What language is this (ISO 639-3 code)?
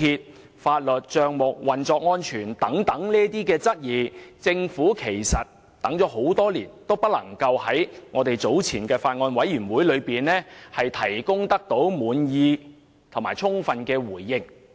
yue